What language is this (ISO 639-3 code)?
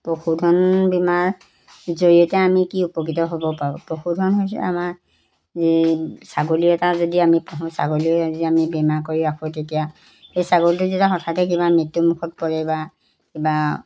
asm